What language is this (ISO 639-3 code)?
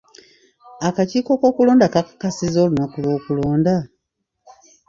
lug